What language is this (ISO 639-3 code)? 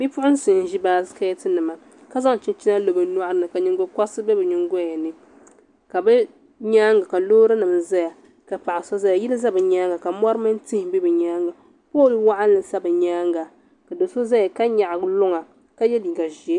dag